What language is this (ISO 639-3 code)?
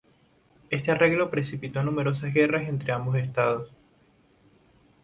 spa